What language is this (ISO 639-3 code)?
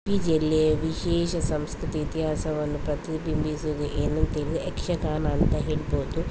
kan